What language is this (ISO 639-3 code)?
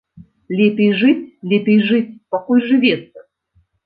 bel